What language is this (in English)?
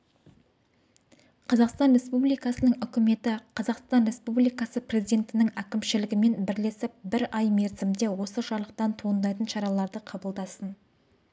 Kazakh